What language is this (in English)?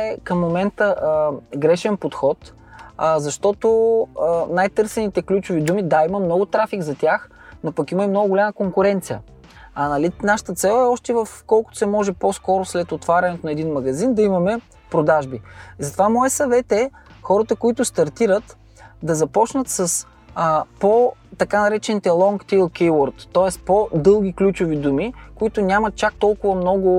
Bulgarian